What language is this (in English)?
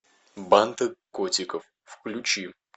Russian